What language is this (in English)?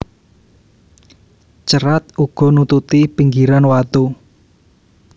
Javanese